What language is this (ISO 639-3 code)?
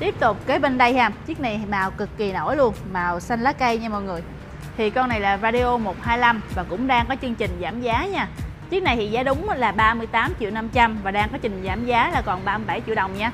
vie